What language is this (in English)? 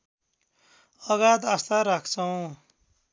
Nepali